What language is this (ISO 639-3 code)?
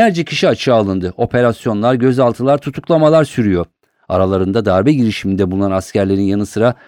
tur